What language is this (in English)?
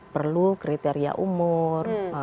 Indonesian